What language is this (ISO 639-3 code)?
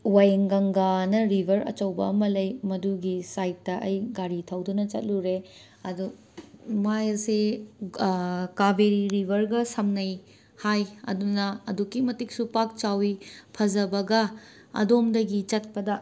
mni